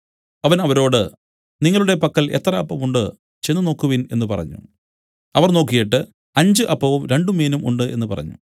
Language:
Malayalam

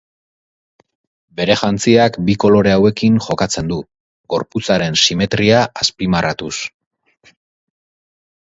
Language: Basque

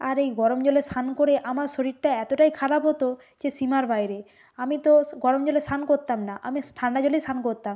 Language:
Bangla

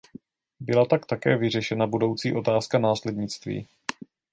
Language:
Czech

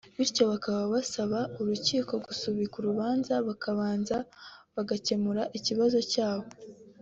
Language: Kinyarwanda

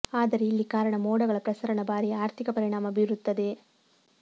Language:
Kannada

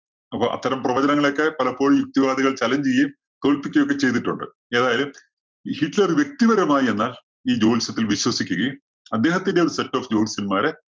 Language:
Malayalam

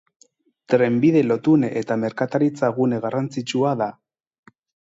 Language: Basque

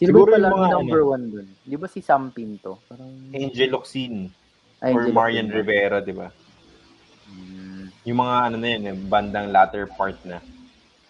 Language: Filipino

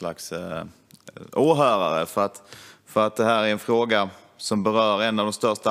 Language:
Swedish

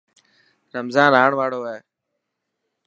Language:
Dhatki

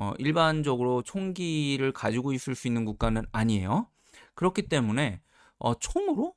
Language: Korean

